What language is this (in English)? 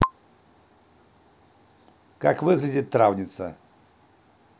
Russian